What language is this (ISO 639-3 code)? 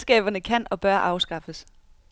dan